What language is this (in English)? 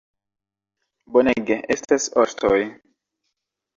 Esperanto